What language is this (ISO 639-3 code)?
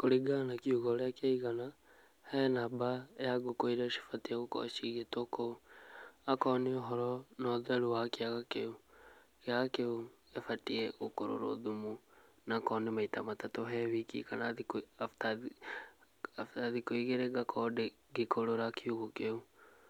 kik